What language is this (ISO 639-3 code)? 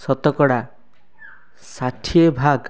ori